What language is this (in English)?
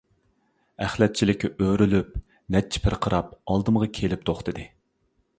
Uyghur